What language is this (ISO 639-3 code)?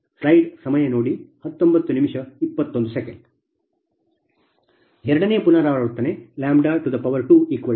kan